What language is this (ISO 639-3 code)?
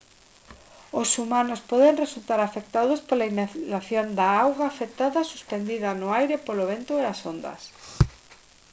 glg